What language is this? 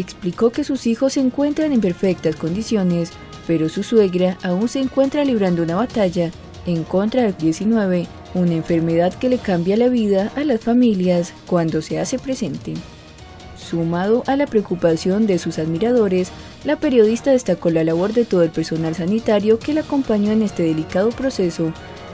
Spanish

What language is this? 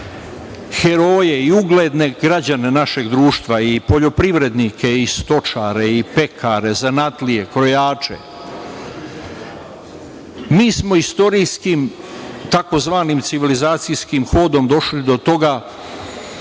Serbian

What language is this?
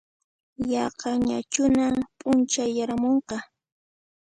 Puno Quechua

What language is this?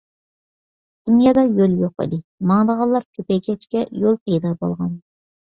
Uyghur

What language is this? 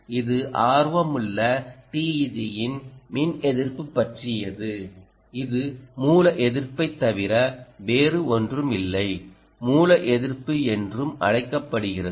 Tamil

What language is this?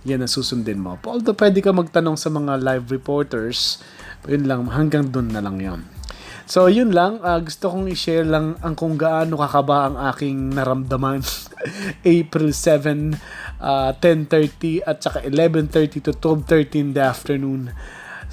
Filipino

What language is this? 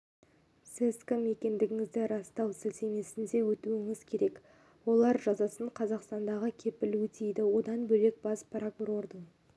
Kazakh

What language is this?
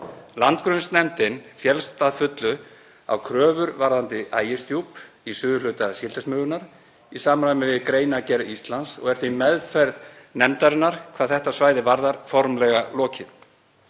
Icelandic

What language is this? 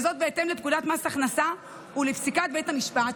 Hebrew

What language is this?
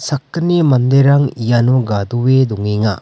Garo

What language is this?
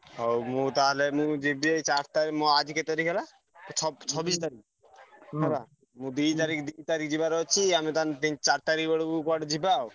Odia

